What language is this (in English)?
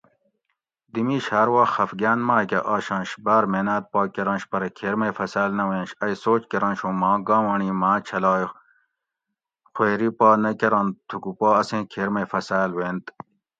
Gawri